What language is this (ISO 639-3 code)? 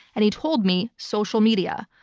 eng